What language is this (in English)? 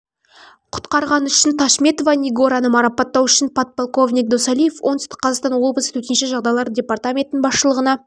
Kazakh